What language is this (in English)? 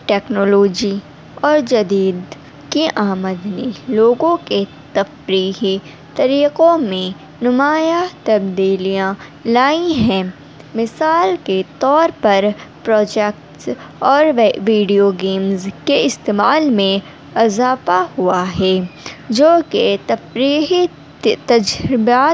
Urdu